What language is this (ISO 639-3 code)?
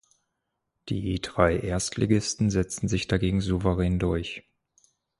deu